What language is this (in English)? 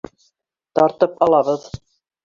Bashkir